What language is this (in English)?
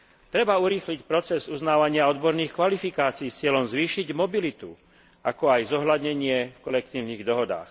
Slovak